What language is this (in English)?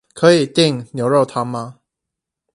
Chinese